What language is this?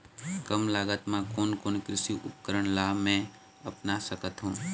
Chhattisgarhi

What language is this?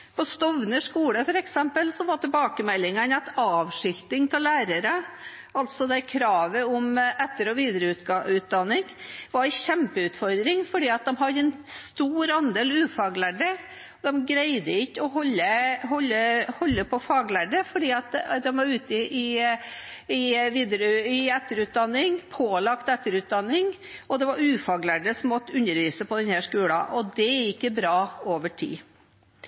Norwegian Bokmål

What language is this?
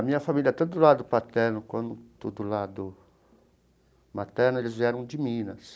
Portuguese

